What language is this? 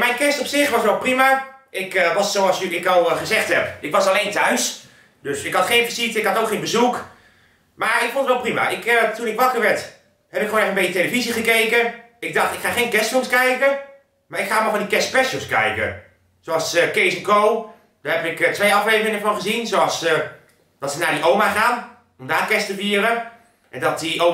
Dutch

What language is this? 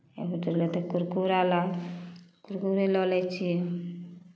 Maithili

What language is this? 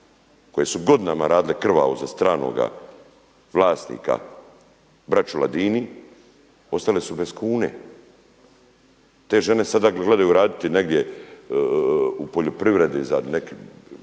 Croatian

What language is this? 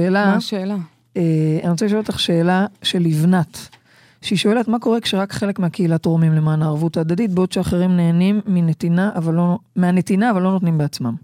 Hebrew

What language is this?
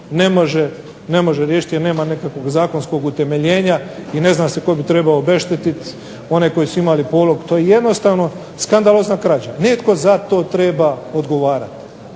Croatian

